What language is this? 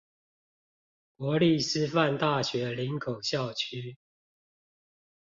Chinese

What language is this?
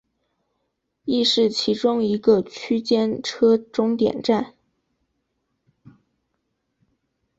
Chinese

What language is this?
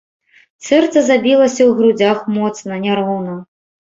Belarusian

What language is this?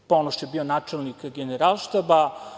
Serbian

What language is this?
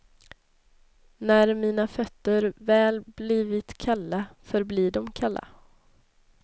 Swedish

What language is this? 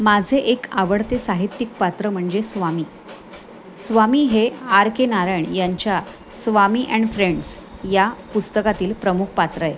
Marathi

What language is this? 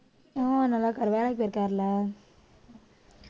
Tamil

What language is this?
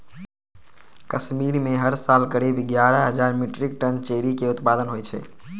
Maithili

